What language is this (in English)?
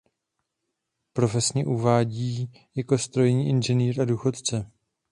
Czech